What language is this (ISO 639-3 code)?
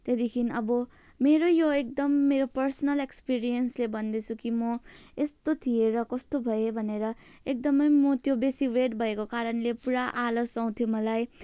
nep